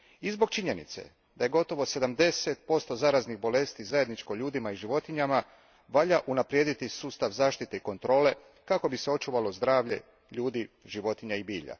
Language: Croatian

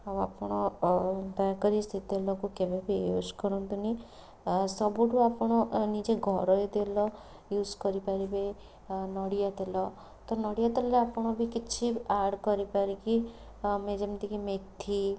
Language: Odia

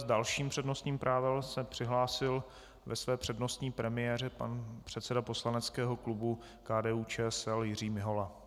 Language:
Czech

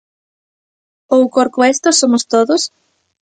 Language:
Galician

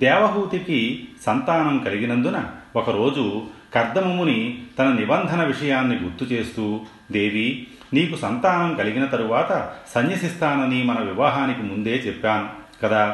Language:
Telugu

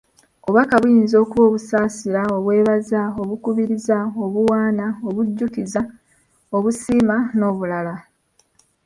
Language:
Ganda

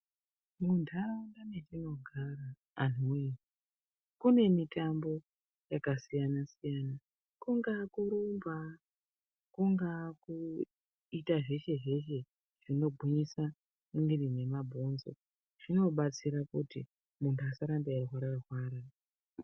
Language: Ndau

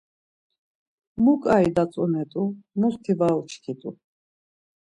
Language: Laz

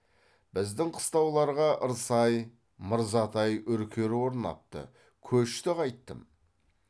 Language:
Kazakh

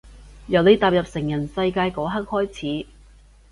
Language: Cantonese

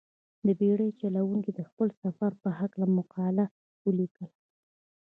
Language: Pashto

